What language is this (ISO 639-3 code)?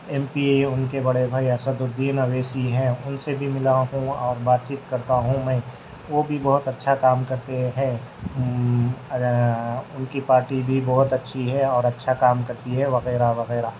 urd